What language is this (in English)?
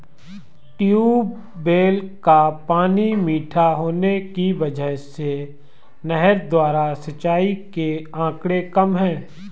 Hindi